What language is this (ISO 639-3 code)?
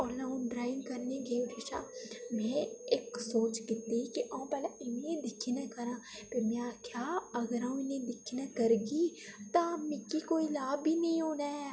doi